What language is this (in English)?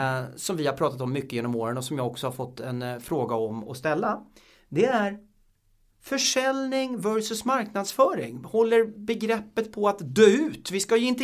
Swedish